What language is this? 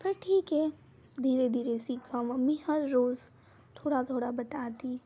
Hindi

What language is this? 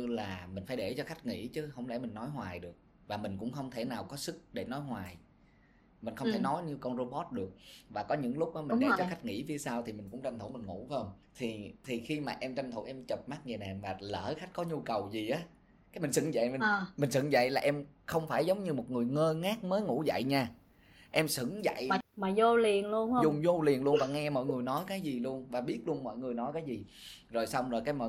Vietnamese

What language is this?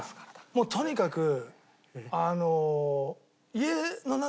Japanese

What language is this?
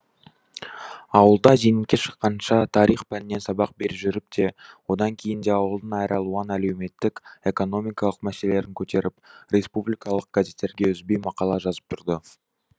Kazakh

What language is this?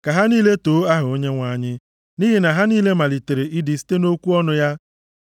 Igbo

